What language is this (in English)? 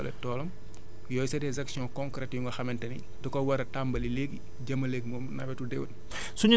Wolof